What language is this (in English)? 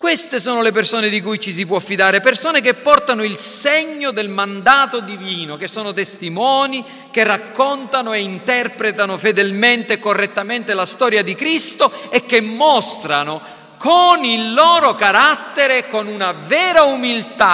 Italian